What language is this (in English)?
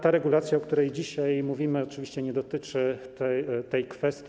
Polish